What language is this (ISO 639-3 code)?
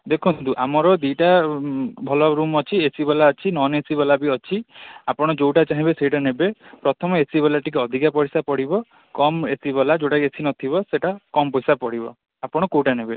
ori